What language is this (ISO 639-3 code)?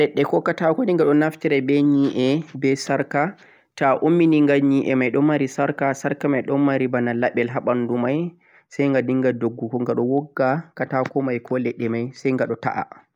fuq